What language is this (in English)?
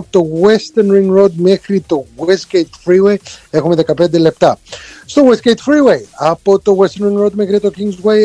Greek